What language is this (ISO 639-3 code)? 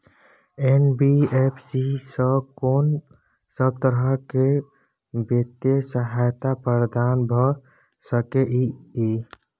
mai